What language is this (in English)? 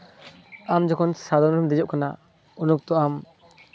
Santali